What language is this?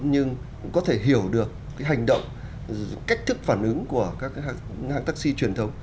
Vietnamese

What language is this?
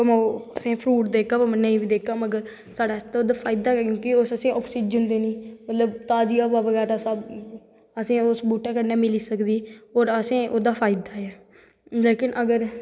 Dogri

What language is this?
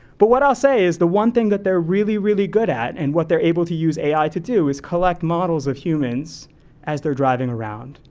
English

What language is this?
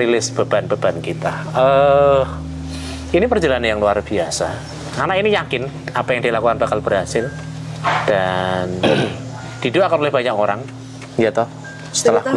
Indonesian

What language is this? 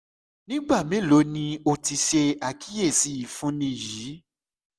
Yoruba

